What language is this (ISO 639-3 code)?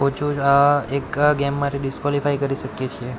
guj